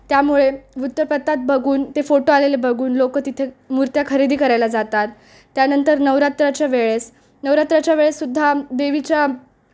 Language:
Marathi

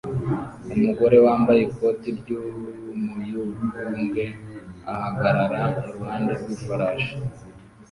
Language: Kinyarwanda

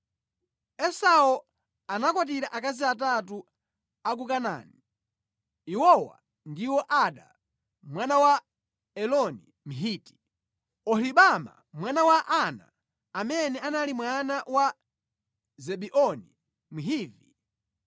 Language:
Nyanja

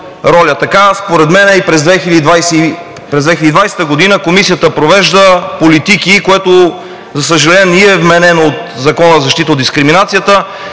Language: Bulgarian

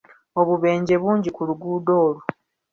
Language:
Ganda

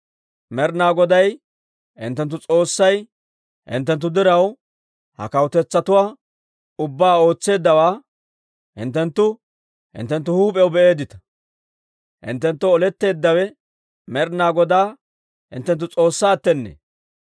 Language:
Dawro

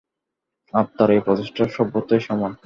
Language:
Bangla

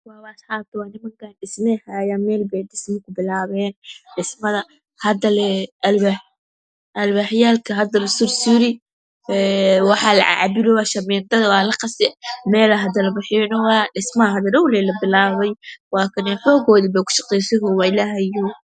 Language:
Somali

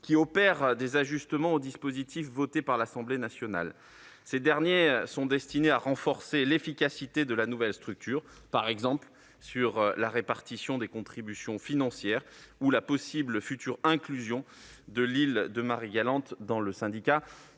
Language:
French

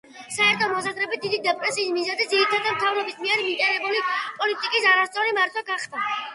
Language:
Georgian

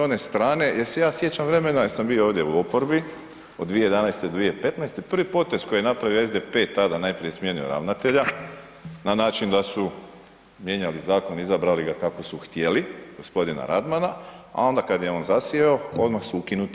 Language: Croatian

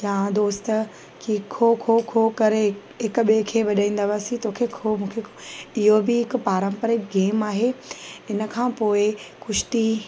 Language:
Sindhi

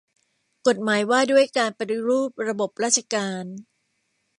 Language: Thai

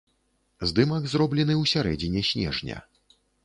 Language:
Belarusian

